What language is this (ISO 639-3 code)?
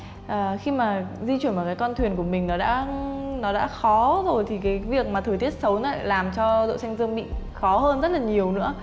vie